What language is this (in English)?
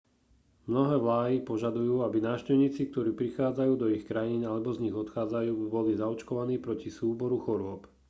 Slovak